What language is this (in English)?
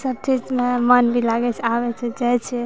Maithili